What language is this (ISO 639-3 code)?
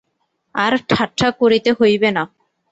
ben